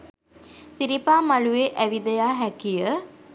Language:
Sinhala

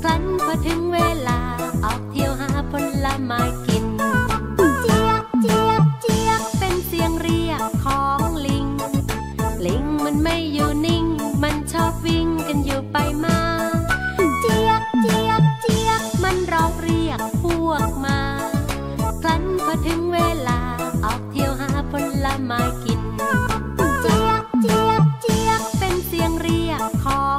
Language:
Thai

